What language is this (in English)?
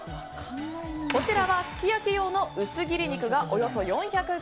Japanese